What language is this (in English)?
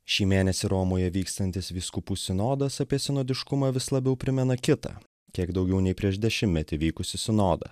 Lithuanian